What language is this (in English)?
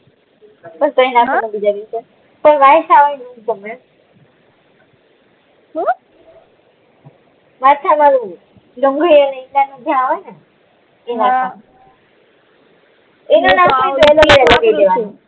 Gujarati